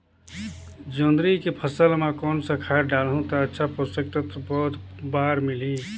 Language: Chhattisgarhi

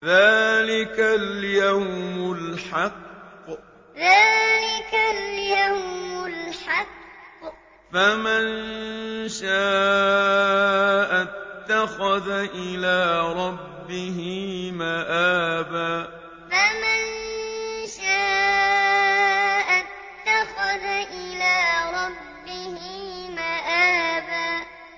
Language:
Arabic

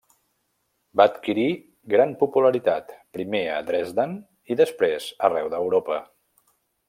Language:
Catalan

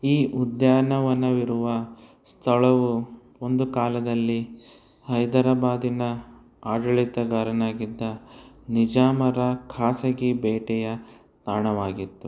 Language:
Kannada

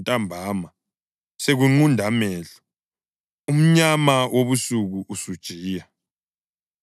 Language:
North Ndebele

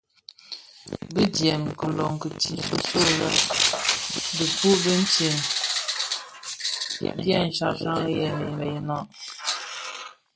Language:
Bafia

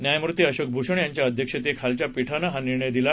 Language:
Marathi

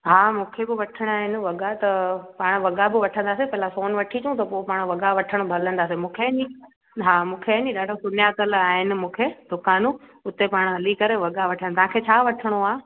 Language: Sindhi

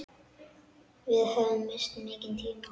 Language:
Icelandic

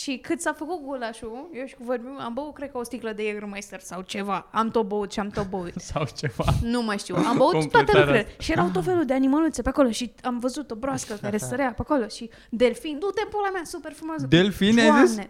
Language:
Romanian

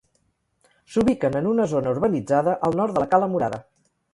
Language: Catalan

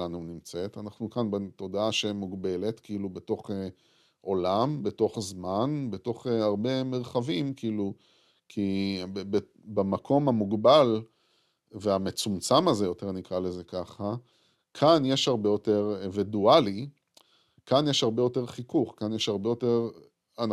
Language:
Hebrew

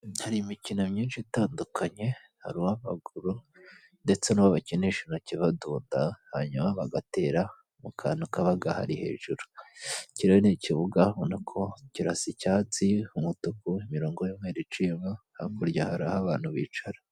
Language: Kinyarwanda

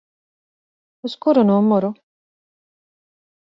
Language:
Latvian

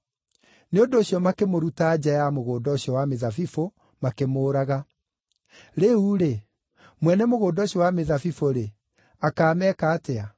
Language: Kikuyu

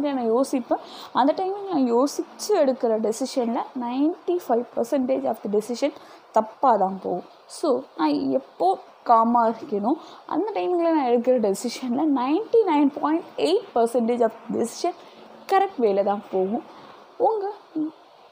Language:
Tamil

